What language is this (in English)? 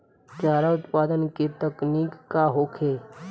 Bhojpuri